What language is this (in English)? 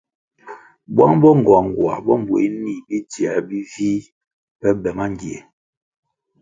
Kwasio